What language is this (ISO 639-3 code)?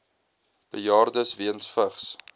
afr